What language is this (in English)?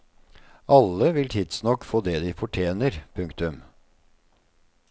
Norwegian